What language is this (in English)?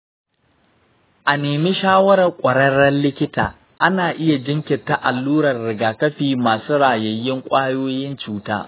Hausa